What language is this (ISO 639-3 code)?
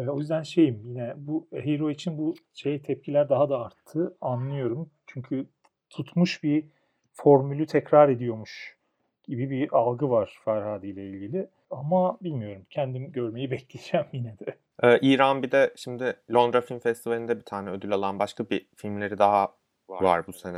tur